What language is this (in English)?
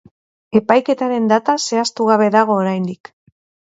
Basque